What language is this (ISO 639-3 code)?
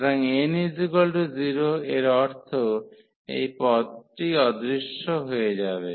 ben